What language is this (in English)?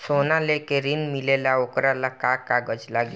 Bhojpuri